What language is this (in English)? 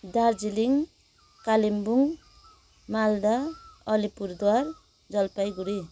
Nepali